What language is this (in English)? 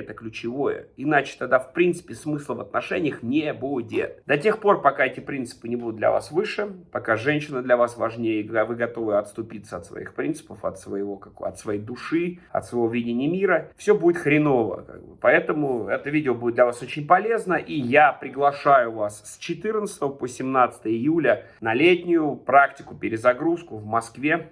Russian